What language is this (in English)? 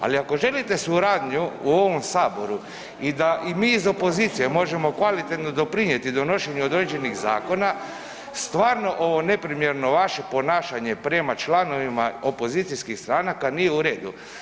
Croatian